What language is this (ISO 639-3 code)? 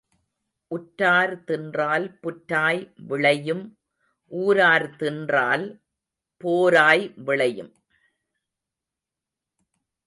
tam